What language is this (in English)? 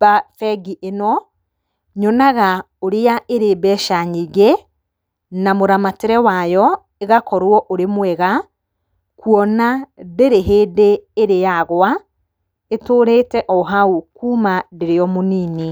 Kikuyu